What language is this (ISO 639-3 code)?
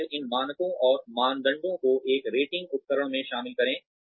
hin